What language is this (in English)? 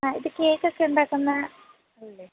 Malayalam